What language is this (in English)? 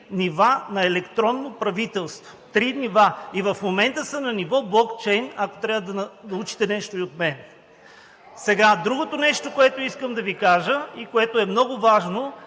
Bulgarian